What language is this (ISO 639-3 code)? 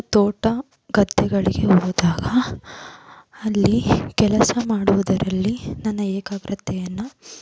kan